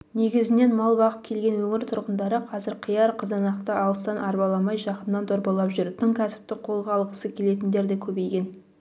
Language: Kazakh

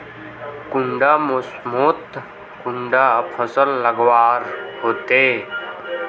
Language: Magahi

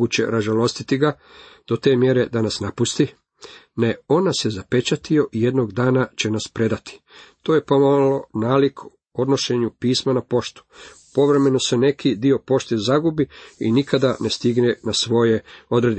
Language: Croatian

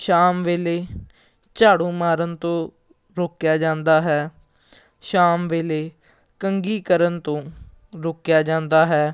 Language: Punjabi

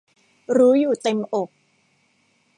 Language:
Thai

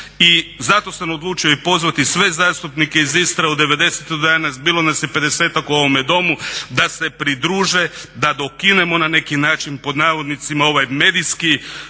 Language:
Croatian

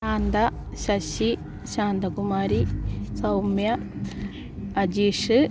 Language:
Malayalam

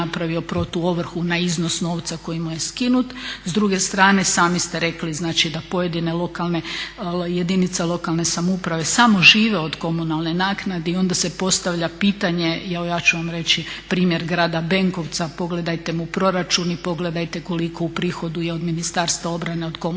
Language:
Croatian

